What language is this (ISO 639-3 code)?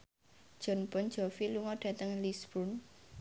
jav